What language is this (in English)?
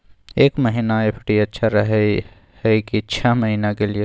Maithili